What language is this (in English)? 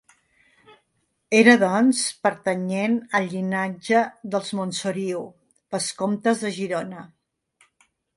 Catalan